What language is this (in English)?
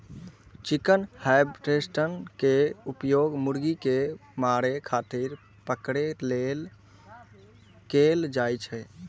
Maithili